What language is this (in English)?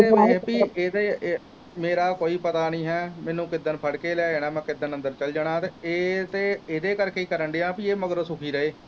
Punjabi